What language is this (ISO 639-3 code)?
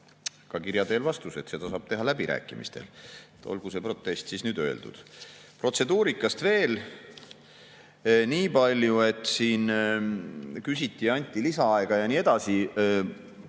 est